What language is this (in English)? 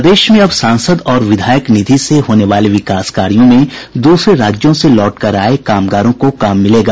Hindi